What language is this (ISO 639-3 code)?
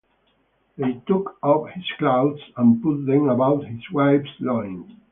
eng